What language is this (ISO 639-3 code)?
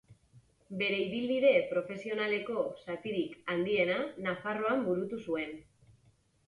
eus